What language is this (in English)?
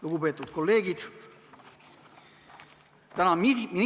Estonian